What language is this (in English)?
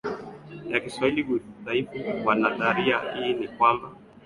Swahili